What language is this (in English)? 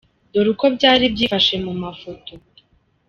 Kinyarwanda